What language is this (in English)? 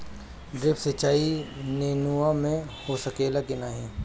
Bhojpuri